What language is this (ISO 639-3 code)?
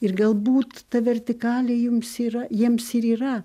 lit